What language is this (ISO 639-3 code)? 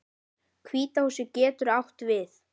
isl